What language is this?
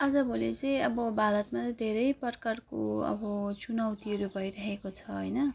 Nepali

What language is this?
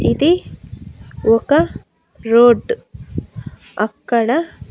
Telugu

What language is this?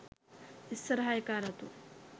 Sinhala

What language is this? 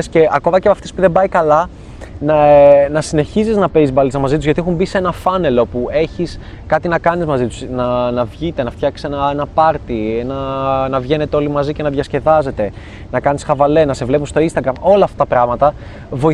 Greek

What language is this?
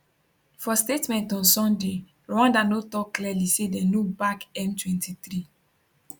Nigerian Pidgin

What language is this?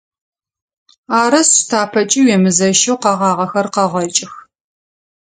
Adyghe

